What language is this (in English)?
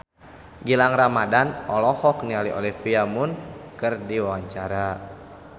Sundanese